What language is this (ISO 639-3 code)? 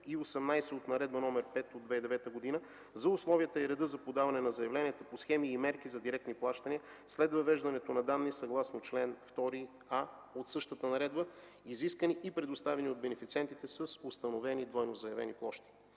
bul